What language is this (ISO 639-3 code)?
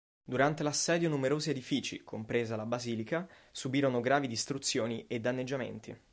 ita